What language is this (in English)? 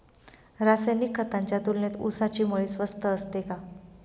Marathi